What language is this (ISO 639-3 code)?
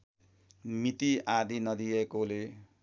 nep